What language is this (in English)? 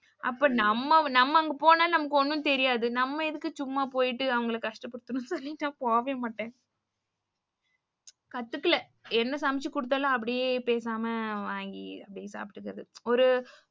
Tamil